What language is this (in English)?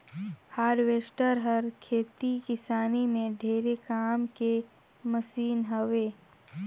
Chhattisgarhi